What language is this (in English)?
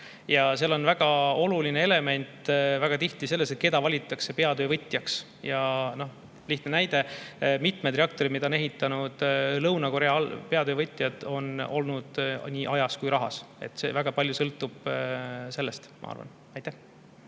Estonian